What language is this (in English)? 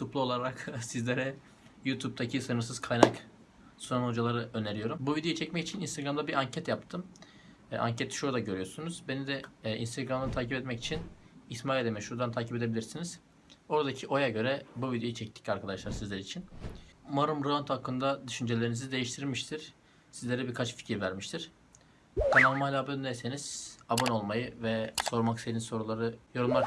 Turkish